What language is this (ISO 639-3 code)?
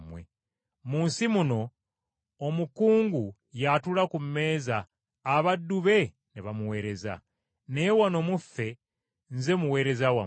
lug